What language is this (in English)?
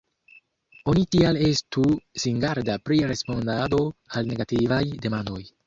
Esperanto